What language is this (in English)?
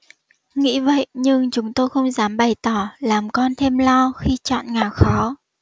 Vietnamese